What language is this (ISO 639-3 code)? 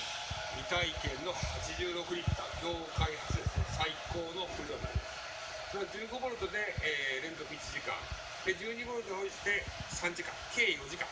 jpn